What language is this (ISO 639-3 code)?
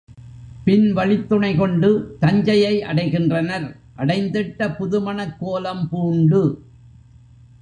tam